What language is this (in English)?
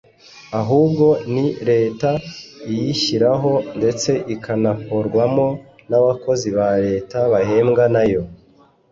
Kinyarwanda